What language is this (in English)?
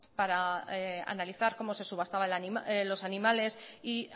Spanish